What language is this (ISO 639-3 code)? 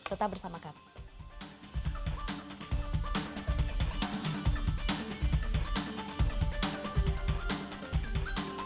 ind